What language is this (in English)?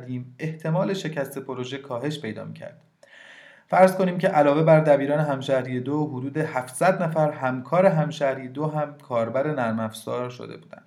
Persian